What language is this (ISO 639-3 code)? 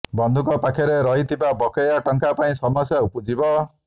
ori